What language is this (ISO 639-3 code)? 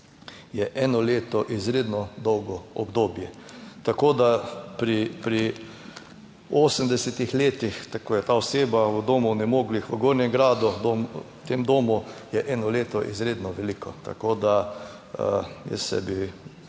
slv